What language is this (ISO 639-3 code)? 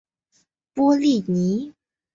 zho